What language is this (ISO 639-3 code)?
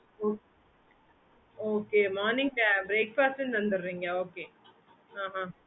tam